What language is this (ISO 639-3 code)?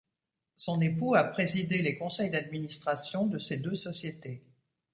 fra